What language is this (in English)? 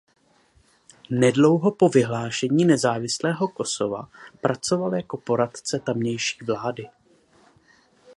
Czech